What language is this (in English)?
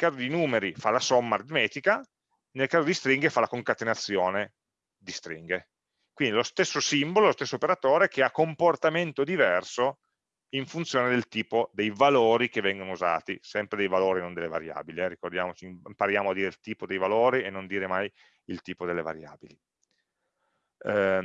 Italian